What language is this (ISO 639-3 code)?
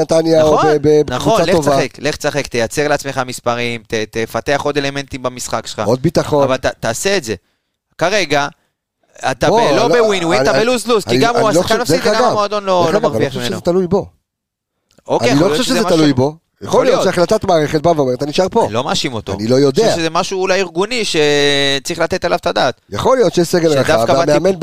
heb